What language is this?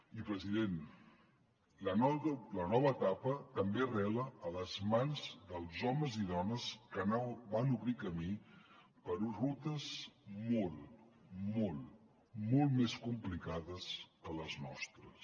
Catalan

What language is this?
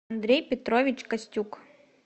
Russian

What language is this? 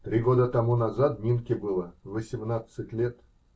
Russian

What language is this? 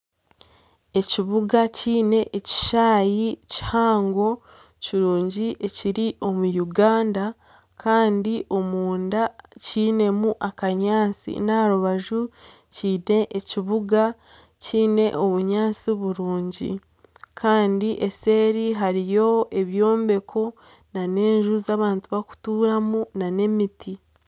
Nyankole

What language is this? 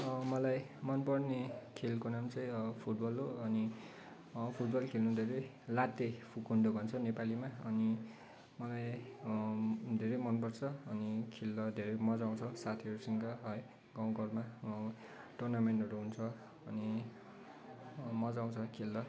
Nepali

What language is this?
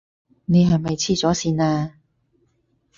Cantonese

